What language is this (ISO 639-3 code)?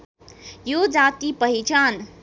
nep